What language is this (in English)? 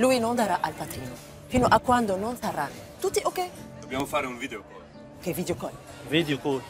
Arabic